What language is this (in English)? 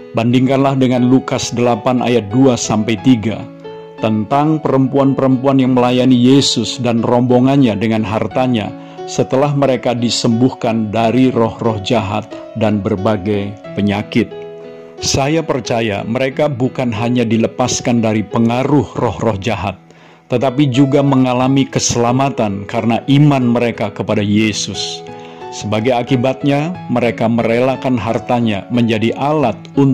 Indonesian